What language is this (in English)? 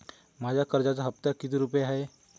Marathi